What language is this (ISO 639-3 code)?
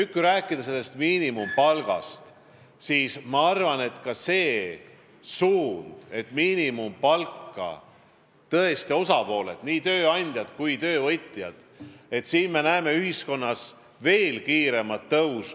est